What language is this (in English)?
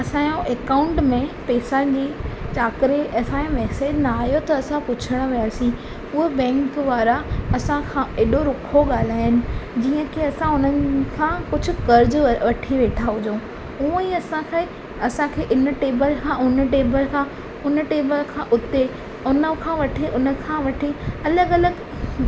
Sindhi